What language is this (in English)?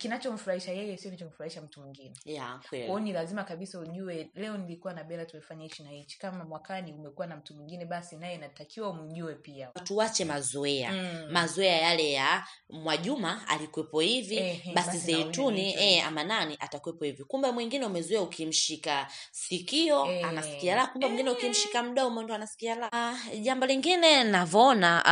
Swahili